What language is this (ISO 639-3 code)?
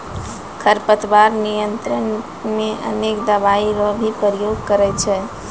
mai